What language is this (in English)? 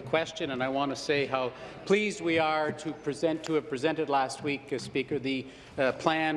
English